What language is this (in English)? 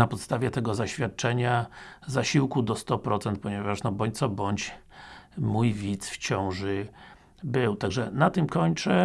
Polish